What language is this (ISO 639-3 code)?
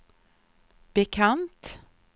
swe